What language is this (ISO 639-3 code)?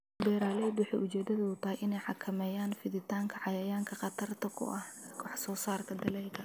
som